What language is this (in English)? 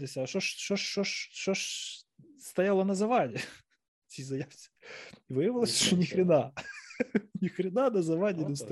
Ukrainian